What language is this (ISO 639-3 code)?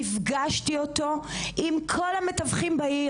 heb